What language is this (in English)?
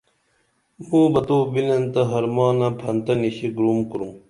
Dameli